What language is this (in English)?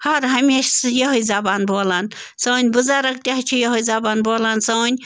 Kashmiri